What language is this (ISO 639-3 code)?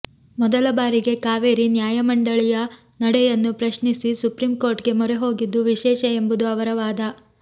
kan